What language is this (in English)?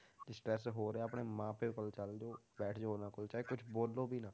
Punjabi